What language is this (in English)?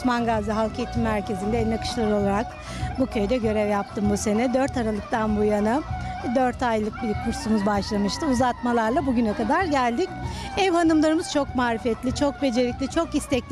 Turkish